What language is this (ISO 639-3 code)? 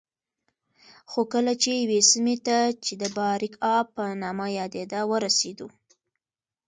pus